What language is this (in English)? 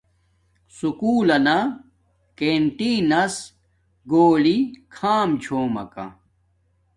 Domaaki